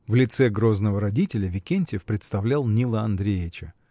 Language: Russian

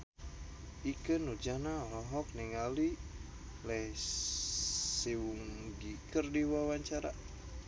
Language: Sundanese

